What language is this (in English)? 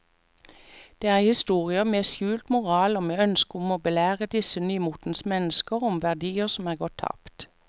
Norwegian